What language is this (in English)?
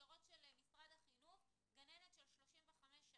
Hebrew